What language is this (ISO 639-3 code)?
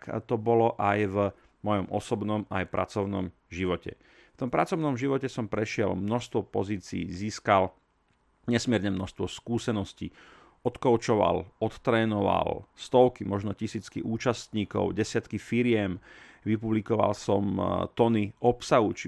slk